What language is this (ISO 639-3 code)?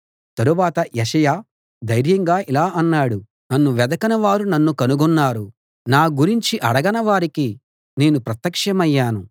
tel